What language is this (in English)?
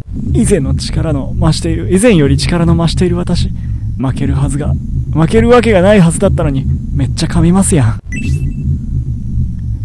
Japanese